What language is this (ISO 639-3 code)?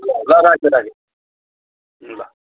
nep